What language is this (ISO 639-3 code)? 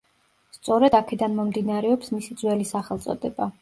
kat